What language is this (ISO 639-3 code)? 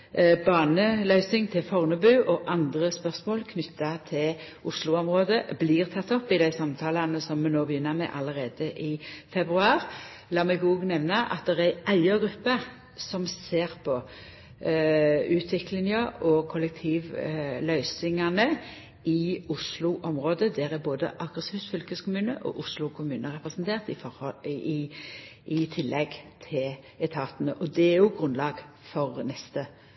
nno